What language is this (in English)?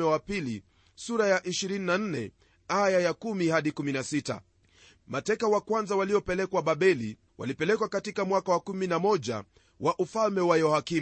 Swahili